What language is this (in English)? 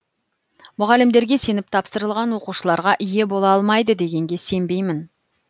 Kazakh